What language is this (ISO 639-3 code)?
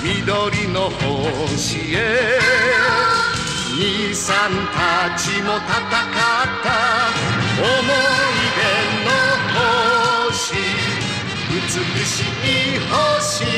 jpn